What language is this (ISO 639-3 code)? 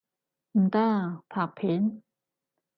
yue